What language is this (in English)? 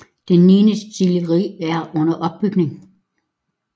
Danish